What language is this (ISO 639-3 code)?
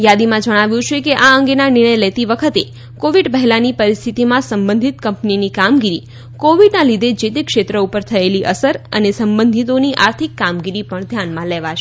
guj